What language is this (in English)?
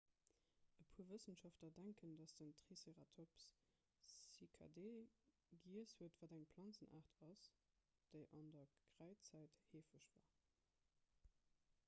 Luxembourgish